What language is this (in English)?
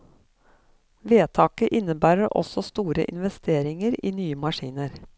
Norwegian